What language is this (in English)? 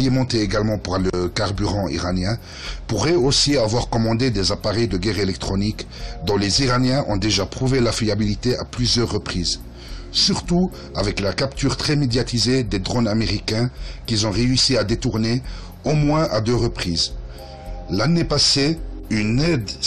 French